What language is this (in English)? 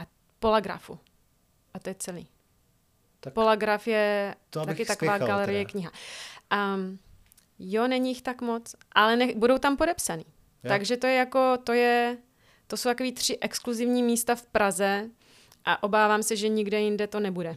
Czech